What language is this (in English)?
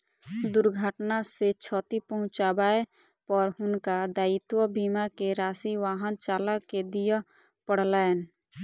Maithili